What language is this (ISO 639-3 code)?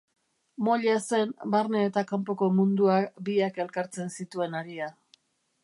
eus